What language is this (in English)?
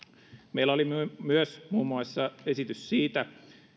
Finnish